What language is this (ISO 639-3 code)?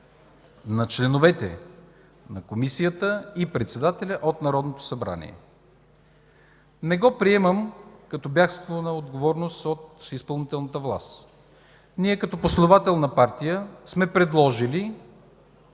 bul